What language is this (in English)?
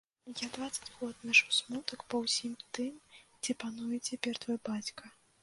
Belarusian